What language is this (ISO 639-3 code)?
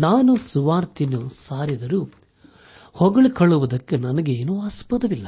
kan